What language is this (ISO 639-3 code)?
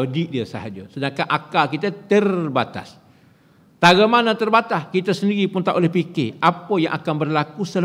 msa